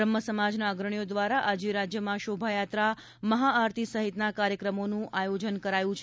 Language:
Gujarati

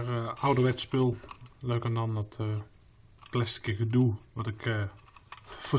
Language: Dutch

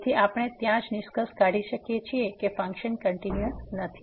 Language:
Gujarati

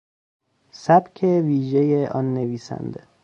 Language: Persian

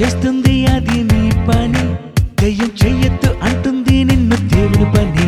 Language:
Telugu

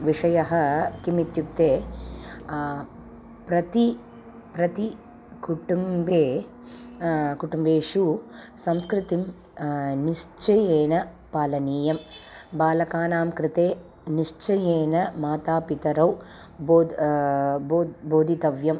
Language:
Sanskrit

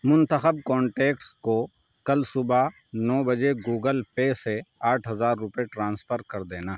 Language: Urdu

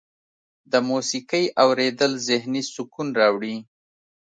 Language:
Pashto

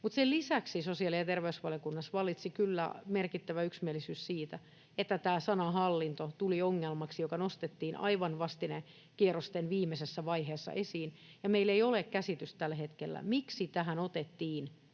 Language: Finnish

